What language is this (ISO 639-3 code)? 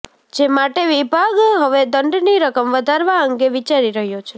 guj